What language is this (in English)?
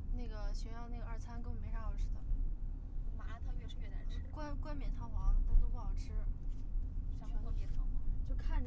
Chinese